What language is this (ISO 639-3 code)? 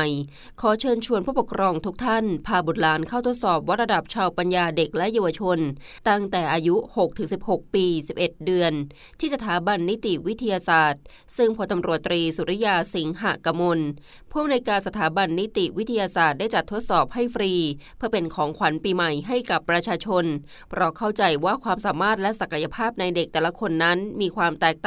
tha